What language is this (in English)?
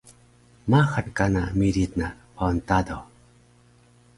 Taroko